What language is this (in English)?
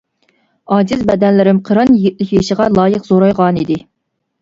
Uyghur